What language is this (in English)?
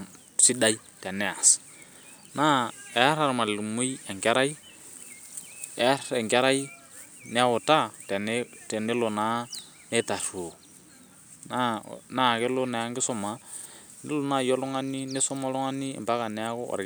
Masai